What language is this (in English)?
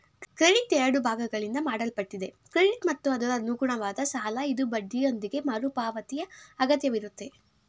Kannada